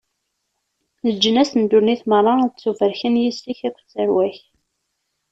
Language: Kabyle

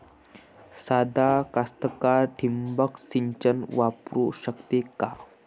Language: Marathi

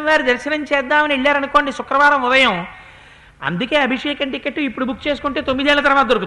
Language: Telugu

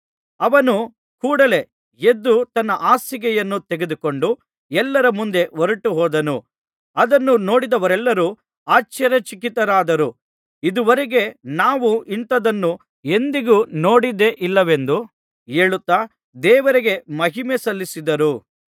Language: Kannada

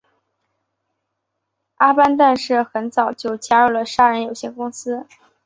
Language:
Chinese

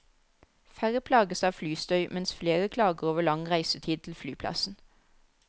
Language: Norwegian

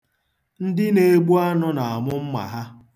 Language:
Igbo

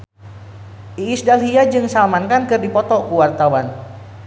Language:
Sundanese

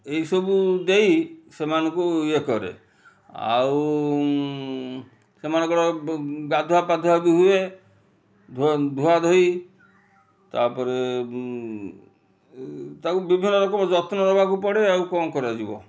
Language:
Odia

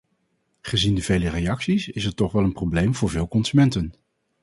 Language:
Dutch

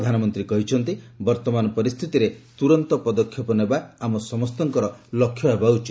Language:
Odia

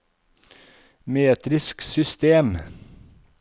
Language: Norwegian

